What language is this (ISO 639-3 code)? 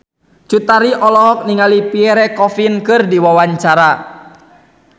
sun